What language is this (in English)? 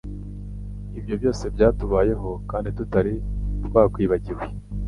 Kinyarwanda